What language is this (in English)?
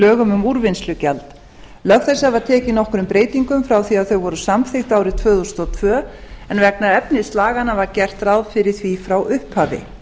Icelandic